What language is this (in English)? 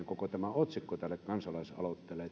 Finnish